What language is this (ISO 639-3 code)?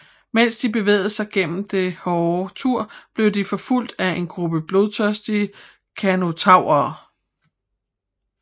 dan